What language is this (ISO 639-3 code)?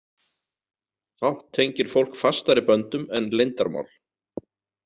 isl